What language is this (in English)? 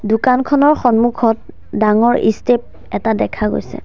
Assamese